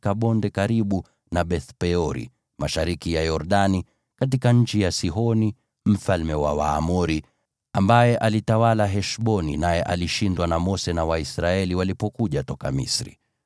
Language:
Swahili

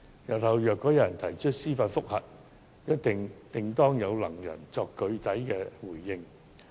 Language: Cantonese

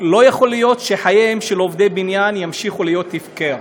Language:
Hebrew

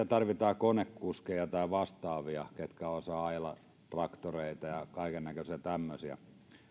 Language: Finnish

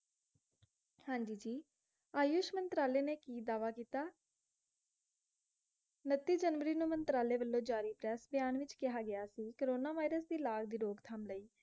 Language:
Punjabi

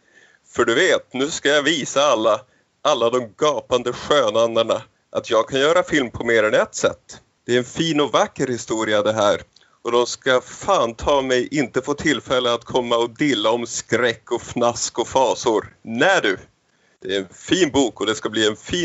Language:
Swedish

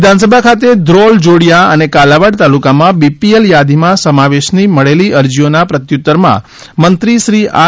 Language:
Gujarati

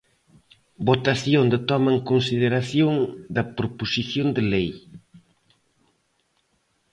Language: Galician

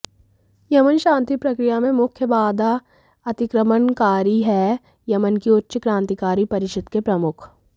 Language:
Hindi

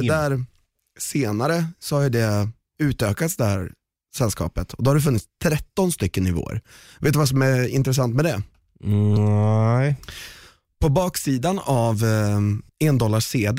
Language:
Swedish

